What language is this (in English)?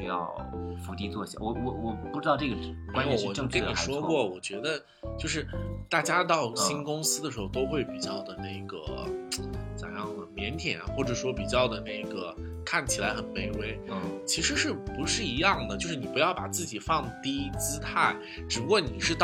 Chinese